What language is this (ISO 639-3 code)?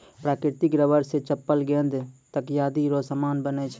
mai